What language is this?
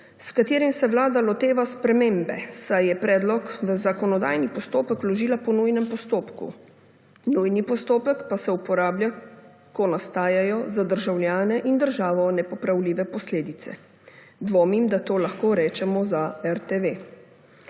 Slovenian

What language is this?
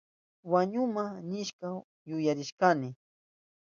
Southern Pastaza Quechua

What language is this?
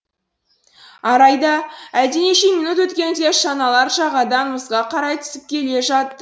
Kazakh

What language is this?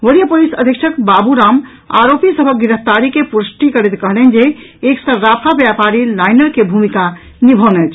Maithili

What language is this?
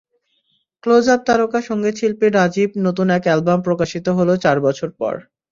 Bangla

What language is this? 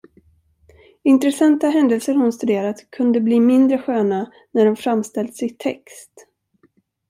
Swedish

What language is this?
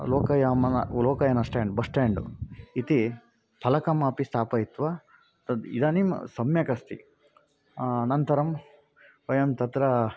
Sanskrit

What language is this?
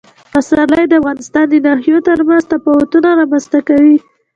Pashto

